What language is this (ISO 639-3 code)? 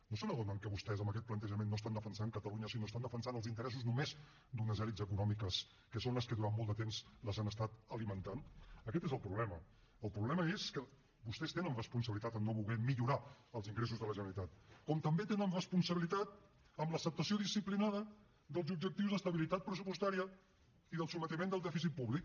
cat